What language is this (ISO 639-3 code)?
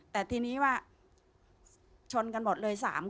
tha